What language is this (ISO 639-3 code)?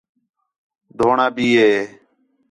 xhe